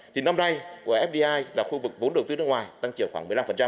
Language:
Vietnamese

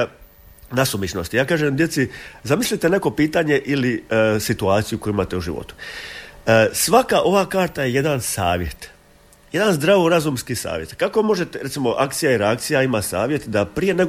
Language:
Croatian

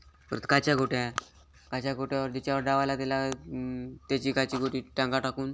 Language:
Marathi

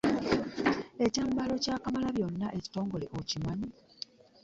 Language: Ganda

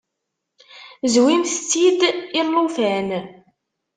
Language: Kabyle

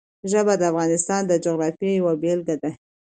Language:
Pashto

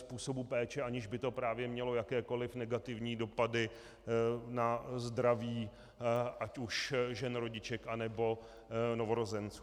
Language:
Czech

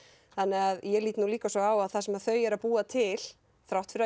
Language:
Icelandic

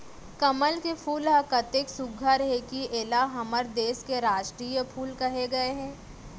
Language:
Chhattisgarhi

